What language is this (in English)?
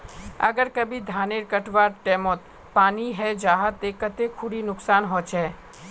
Magahi